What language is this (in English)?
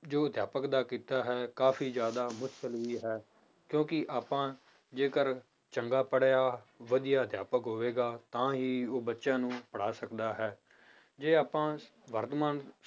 Punjabi